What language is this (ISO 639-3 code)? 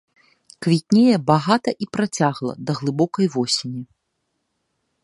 bel